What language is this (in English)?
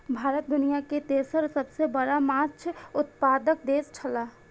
Maithili